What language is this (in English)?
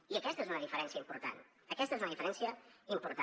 Catalan